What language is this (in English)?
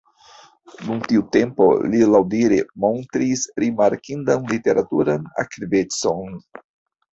Esperanto